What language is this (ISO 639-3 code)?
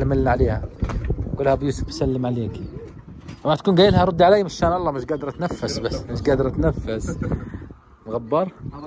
ara